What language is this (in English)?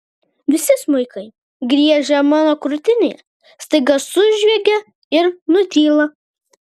Lithuanian